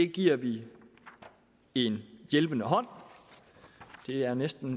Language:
Danish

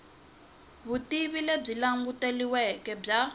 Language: Tsonga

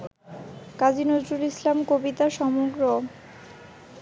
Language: Bangla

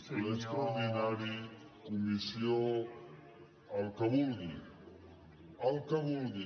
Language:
Catalan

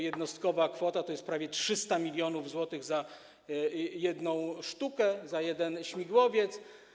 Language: Polish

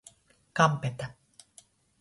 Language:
Latgalian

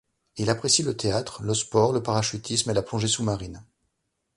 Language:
French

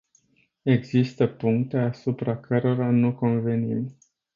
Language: Romanian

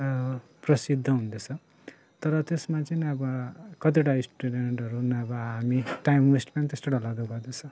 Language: Nepali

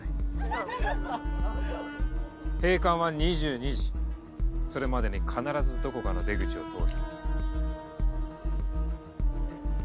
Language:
Japanese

